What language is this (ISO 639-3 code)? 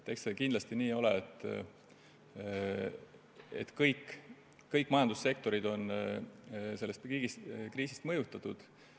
est